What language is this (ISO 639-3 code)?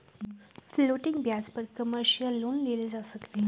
mag